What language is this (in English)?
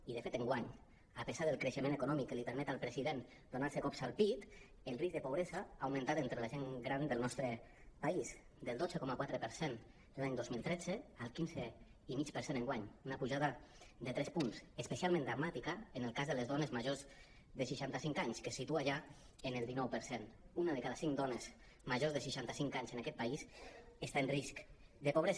Catalan